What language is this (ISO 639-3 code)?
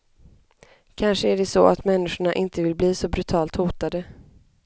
swe